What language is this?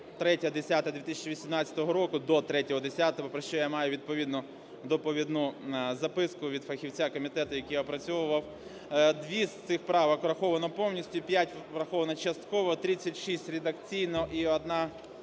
Ukrainian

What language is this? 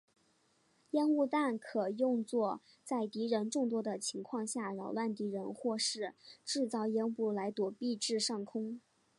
Chinese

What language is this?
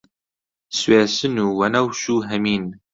Central Kurdish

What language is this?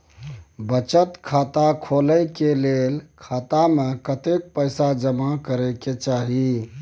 Maithili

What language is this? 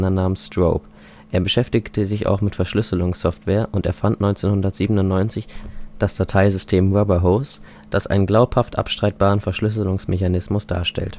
German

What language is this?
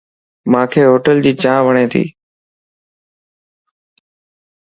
Lasi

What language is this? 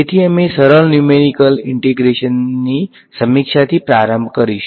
Gujarati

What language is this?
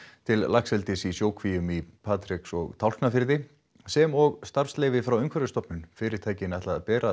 Icelandic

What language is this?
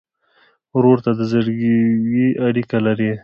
Pashto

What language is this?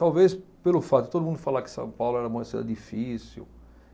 Portuguese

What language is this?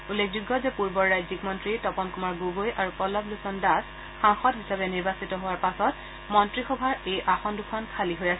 Assamese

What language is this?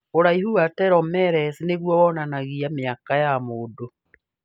Kikuyu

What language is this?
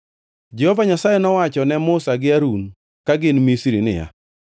Luo (Kenya and Tanzania)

